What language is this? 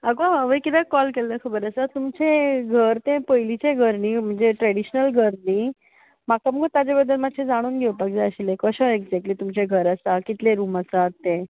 Konkani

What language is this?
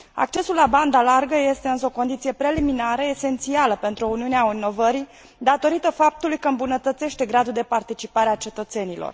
Romanian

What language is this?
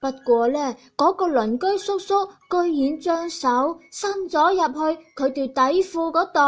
Chinese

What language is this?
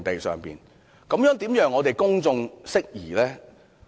Cantonese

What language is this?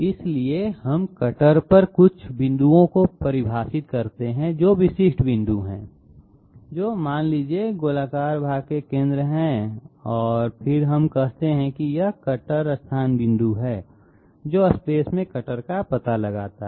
Hindi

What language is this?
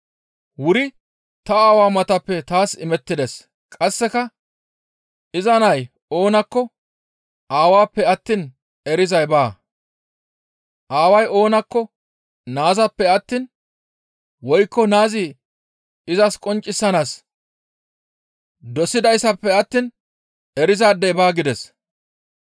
Gamo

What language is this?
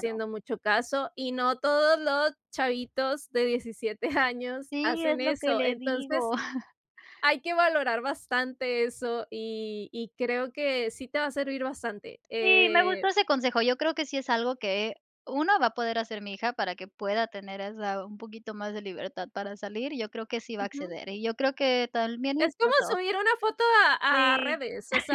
Spanish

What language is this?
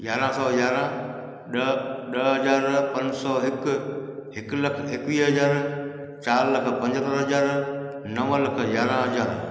Sindhi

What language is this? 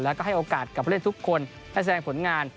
Thai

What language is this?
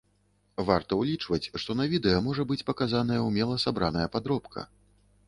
Belarusian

